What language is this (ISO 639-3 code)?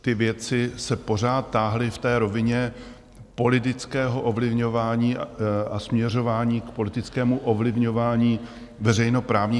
ces